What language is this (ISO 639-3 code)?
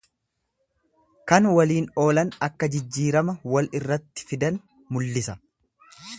orm